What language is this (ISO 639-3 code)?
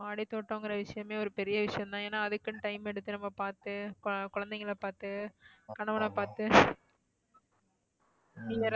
tam